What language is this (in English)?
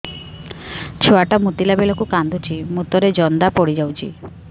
Odia